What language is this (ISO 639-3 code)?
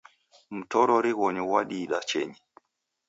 dav